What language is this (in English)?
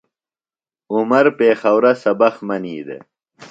Phalura